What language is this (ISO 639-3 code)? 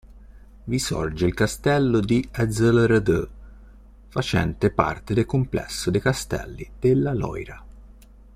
ita